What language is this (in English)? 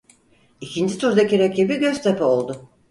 Turkish